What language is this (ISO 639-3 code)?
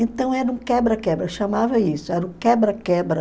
por